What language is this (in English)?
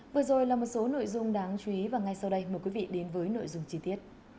Vietnamese